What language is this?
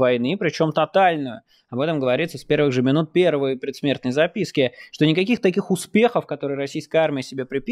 Russian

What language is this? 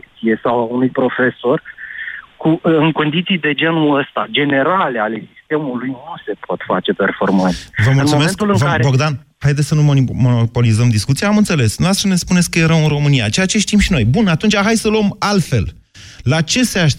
Romanian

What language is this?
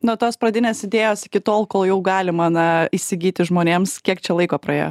Lithuanian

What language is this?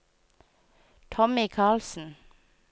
Norwegian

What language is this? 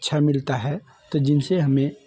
Hindi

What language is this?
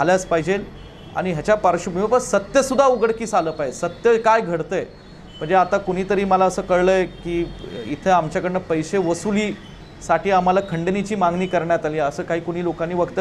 Romanian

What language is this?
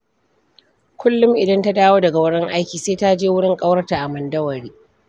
Hausa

